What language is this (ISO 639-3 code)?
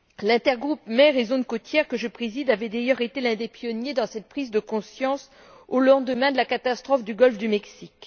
fra